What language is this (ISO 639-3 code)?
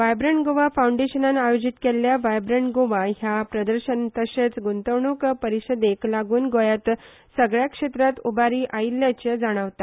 kok